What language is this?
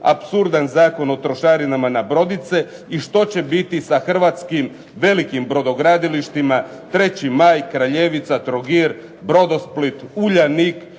Croatian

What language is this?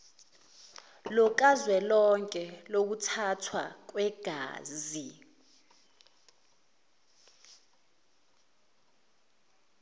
Zulu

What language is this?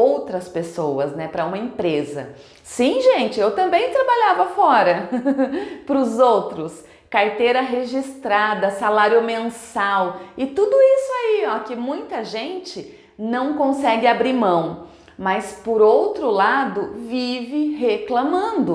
Portuguese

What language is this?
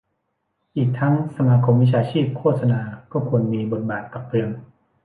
Thai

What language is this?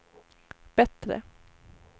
Swedish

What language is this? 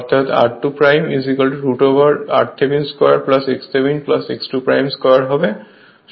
Bangla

